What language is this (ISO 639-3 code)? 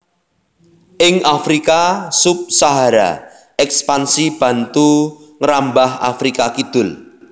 jav